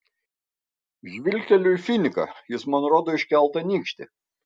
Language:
Lithuanian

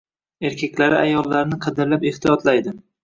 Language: Uzbek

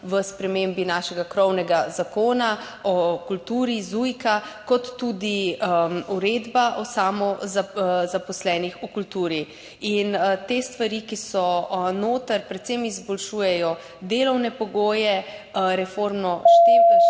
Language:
Slovenian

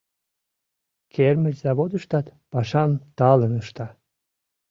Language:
Mari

